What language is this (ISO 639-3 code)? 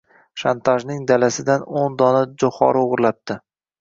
uzb